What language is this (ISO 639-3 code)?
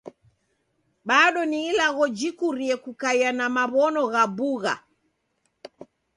dav